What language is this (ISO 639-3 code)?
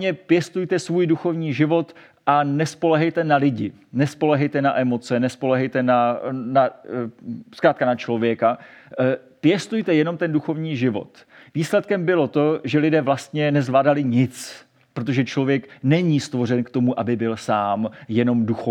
ces